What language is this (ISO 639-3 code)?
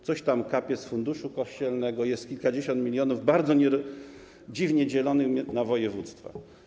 pol